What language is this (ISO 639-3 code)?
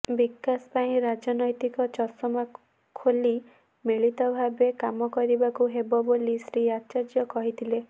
ori